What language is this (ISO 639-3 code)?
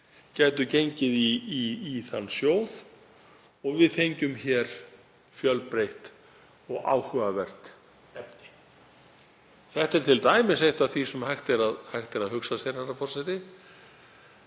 isl